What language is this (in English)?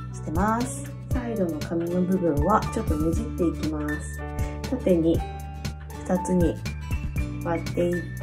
Japanese